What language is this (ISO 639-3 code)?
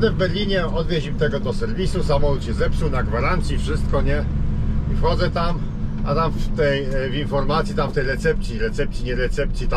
pol